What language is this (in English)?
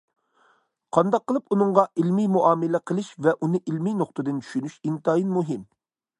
Uyghur